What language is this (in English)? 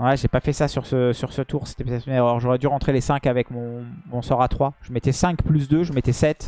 French